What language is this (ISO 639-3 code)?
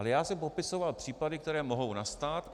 ces